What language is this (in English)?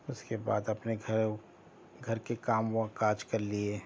Urdu